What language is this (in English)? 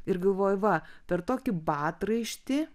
Lithuanian